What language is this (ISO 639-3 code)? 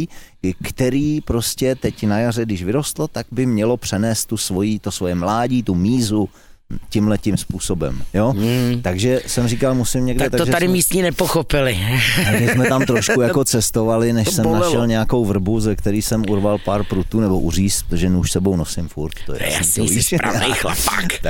ces